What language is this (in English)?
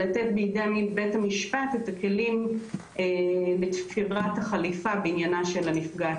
Hebrew